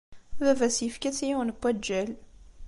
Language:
Kabyle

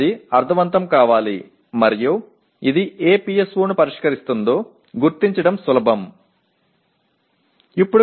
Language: Tamil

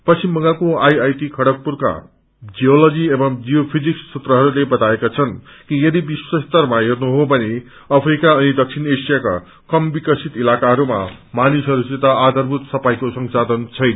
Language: Nepali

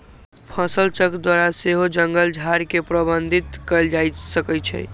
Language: Magahi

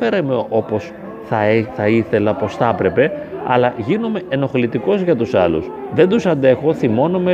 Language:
Greek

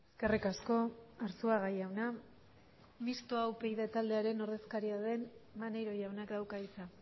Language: Basque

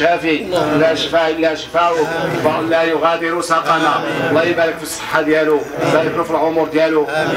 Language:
Arabic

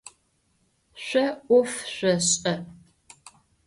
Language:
Adyghe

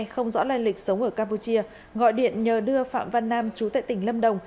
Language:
Vietnamese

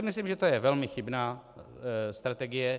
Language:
Czech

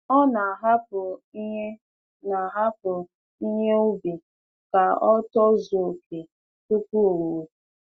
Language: Igbo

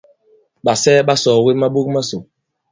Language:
Bankon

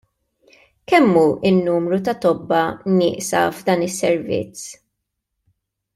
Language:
Maltese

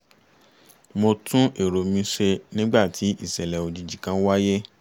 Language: Yoruba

